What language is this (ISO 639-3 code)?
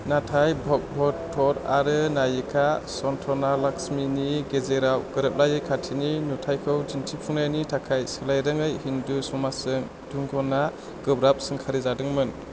brx